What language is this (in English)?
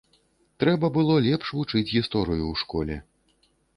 Belarusian